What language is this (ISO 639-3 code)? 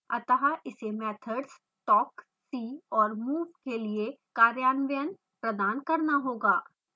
hin